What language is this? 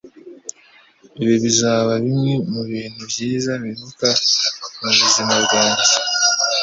Kinyarwanda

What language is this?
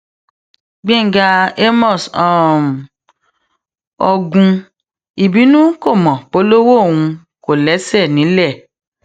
Yoruba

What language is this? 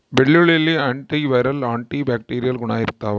Kannada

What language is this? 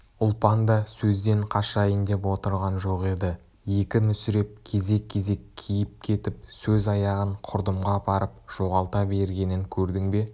Kazakh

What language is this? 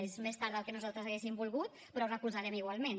Catalan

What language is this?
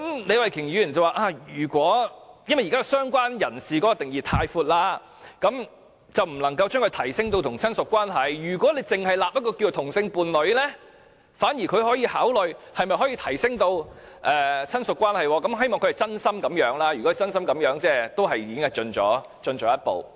Cantonese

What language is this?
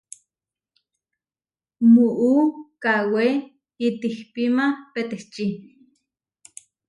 Huarijio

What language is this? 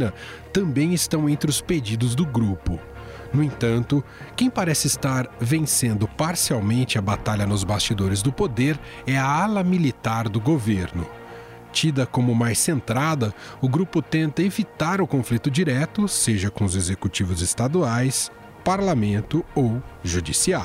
Portuguese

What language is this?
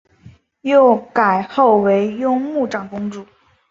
Chinese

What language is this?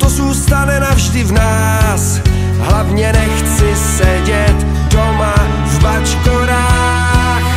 Czech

